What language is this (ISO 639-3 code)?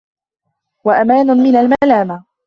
ara